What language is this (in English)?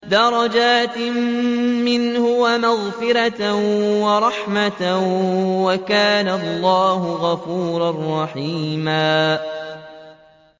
Arabic